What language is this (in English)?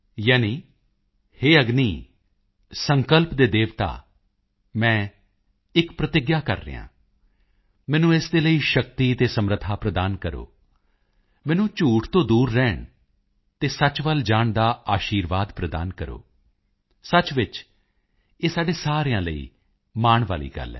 Punjabi